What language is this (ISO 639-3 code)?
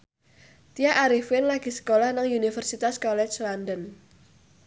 jav